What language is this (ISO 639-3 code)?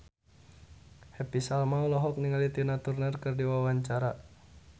sun